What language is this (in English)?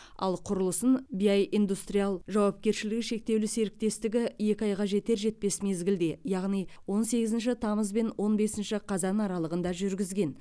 Kazakh